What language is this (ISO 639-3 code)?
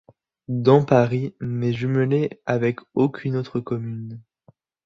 fra